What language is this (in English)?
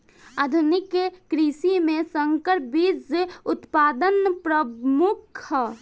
Bhojpuri